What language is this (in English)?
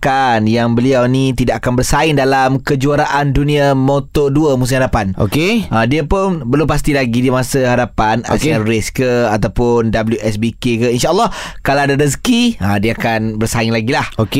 Malay